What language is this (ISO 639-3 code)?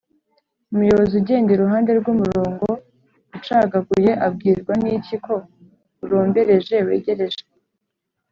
kin